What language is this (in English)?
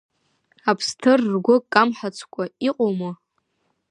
Abkhazian